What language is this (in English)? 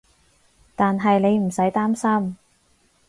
Cantonese